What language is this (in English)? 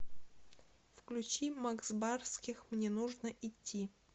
Russian